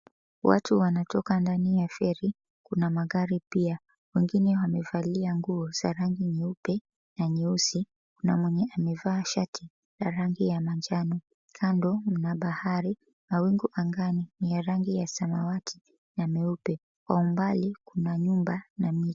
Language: Swahili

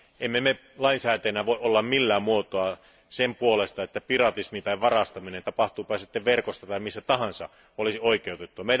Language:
Finnish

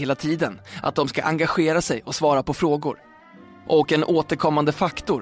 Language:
Swedish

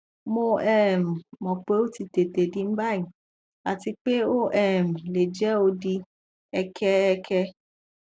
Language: Yoruba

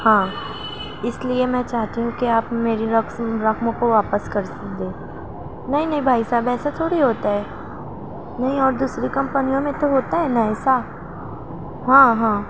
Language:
Urdu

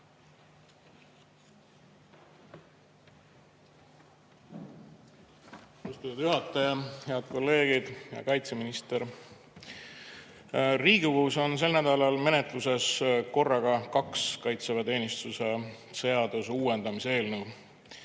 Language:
Estonian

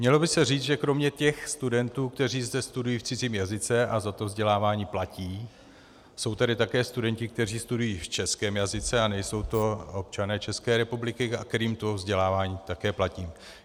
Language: Czech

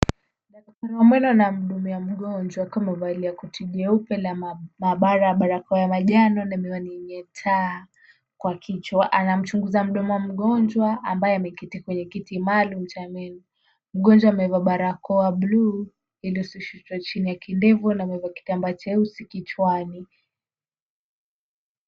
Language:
Swahili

